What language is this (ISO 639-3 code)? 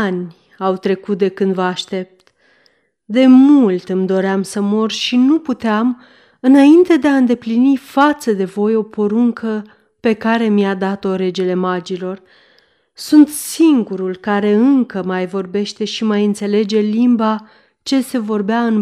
ron